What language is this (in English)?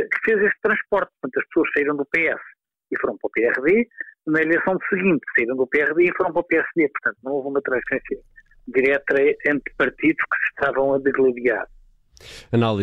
Portuguese